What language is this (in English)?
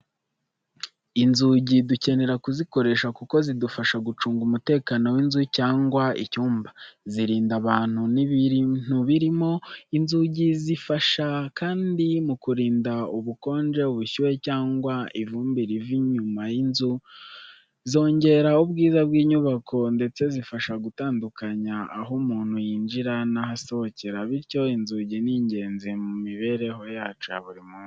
Kinyarwanda